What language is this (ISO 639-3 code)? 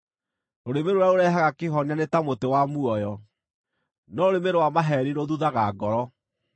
kik